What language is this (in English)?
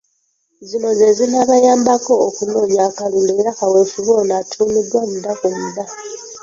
Ganda